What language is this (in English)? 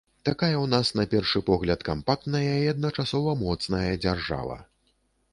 Belarusian